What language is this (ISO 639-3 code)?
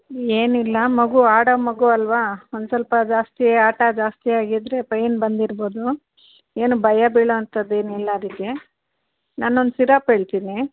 kan